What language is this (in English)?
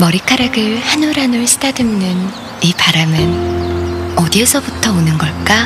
Korean